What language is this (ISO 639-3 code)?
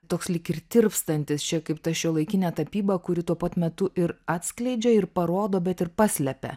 lit